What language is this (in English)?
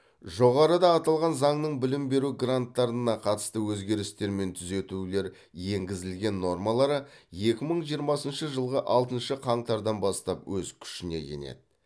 Kazakh